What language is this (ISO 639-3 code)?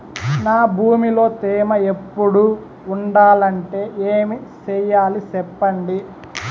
tel